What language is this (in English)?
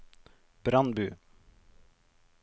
Norwegian